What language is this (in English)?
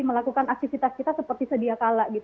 Indonesian